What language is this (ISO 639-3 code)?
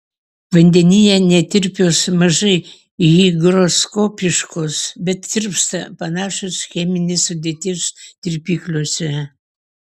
lit